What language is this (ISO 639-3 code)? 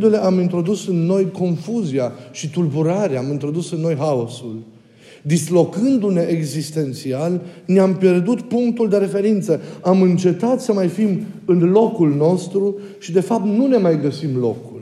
ron